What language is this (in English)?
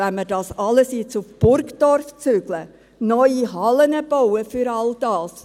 Swiss German